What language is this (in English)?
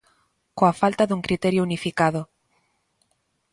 Galician